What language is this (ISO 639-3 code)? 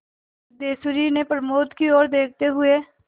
hin